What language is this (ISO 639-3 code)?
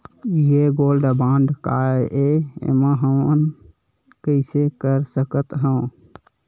hne